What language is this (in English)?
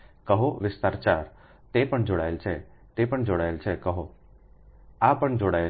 Gujarati